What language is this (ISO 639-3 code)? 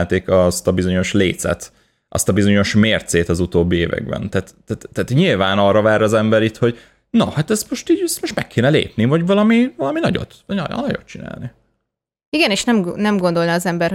hun